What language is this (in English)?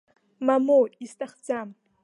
Abkhazian